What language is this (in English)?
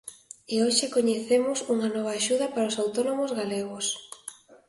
Galician